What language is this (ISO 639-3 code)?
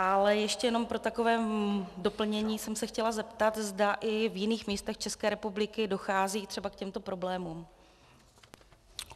ces